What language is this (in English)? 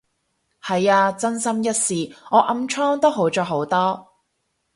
Cantonese